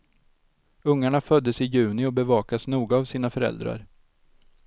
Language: Swedish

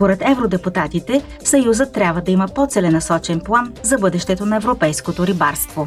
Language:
Bulgarian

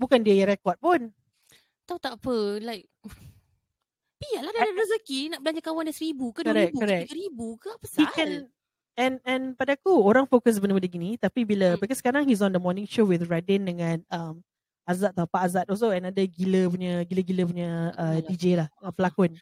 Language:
Malay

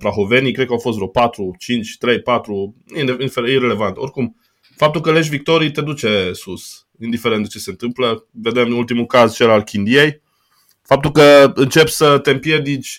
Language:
Romanian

